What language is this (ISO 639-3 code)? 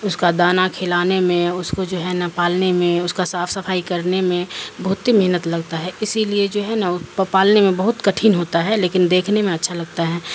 urd